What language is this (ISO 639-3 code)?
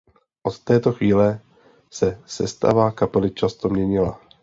ces